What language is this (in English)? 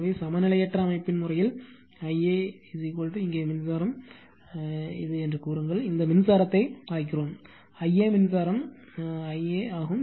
Tamil